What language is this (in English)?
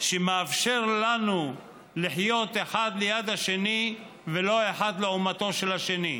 Hebrew